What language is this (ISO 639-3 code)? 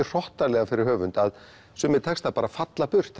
isl